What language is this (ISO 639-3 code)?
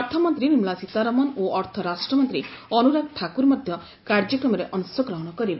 ori